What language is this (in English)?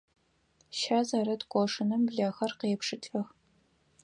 Adyghe